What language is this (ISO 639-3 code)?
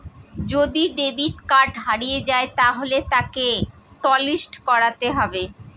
ben